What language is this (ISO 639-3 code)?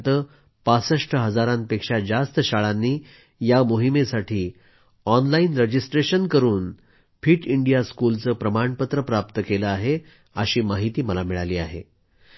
mar